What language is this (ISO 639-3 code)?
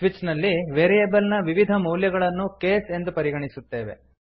kan